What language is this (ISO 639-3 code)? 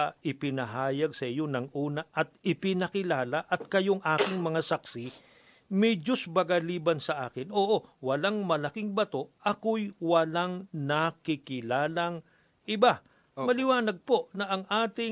fil